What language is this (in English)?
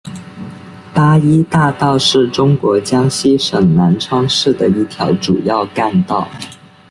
Chinese